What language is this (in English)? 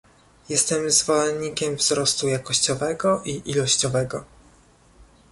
Polish